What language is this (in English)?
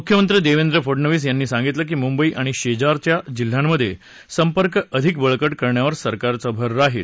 Marathi